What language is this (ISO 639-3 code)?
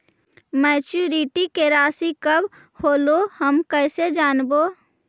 mag